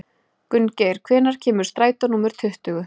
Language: Icelandic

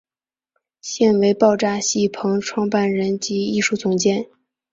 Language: Chinese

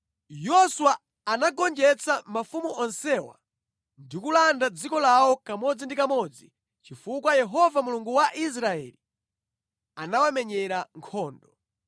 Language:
Nyanja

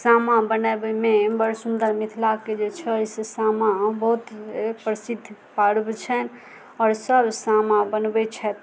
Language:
Maithili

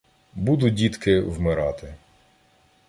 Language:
Ukrainian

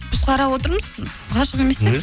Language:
Kazakh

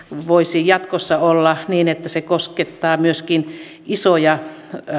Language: Finnish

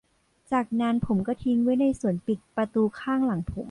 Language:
Thai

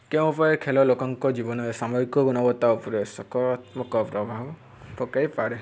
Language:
Odia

